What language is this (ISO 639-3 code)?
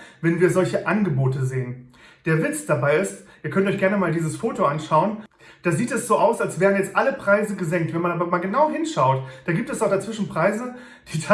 deu